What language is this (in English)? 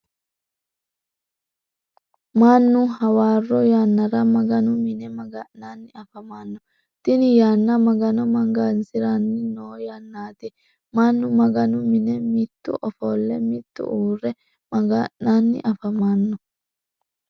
Sidamo